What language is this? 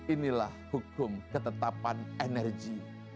Indonesian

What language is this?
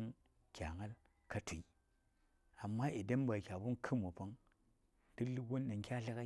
Saya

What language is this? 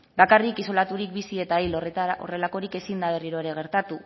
Basque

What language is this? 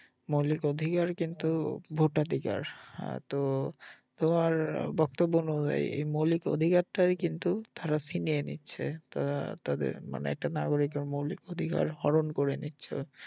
Bangla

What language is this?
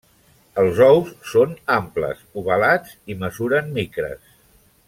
Catalan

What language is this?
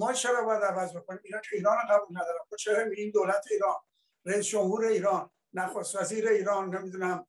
Persian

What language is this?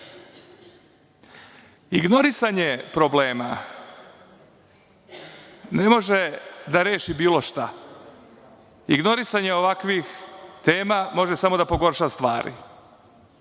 Serbian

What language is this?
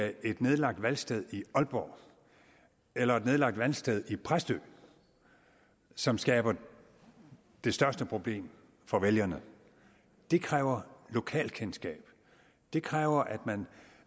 Danish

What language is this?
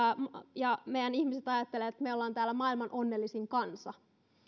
Finnish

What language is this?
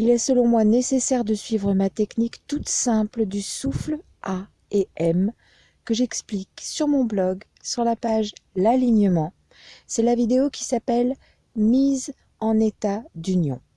French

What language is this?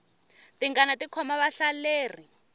Tsonga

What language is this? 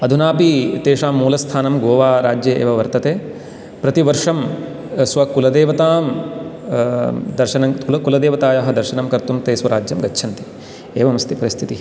Sanskrit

